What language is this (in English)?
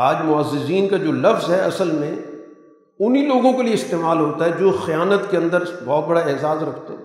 Urdu